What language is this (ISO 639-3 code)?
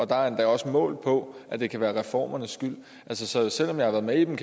dan